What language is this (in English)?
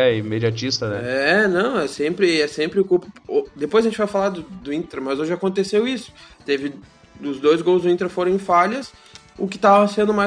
Portuguese